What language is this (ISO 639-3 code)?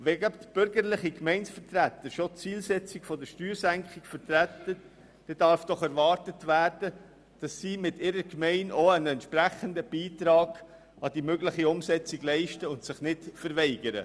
gsw